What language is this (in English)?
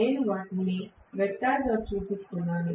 Telugu